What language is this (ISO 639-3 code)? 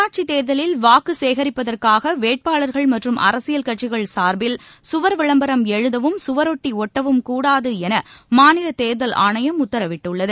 tam